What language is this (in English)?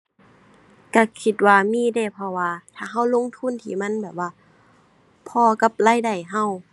Thai